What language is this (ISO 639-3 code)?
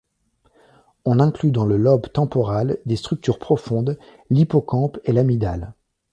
fra